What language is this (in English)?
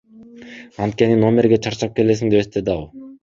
Kyrgyz